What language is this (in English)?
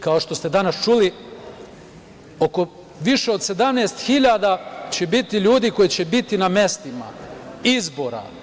Serbian